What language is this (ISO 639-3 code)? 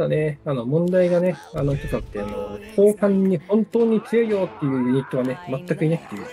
jpn